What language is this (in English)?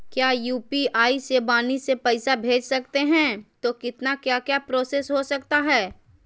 Magahi